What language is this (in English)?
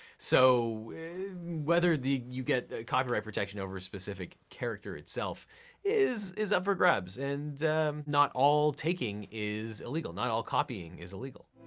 English